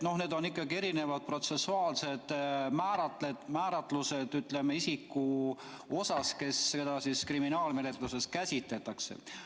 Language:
Estonian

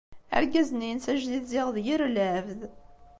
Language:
Kabyle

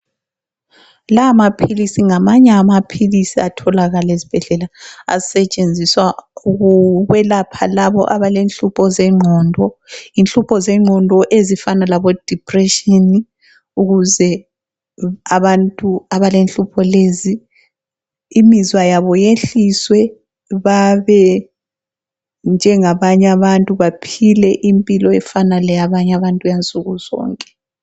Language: North Ndebele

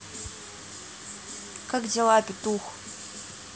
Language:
Russian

